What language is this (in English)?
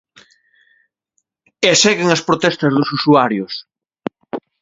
Galician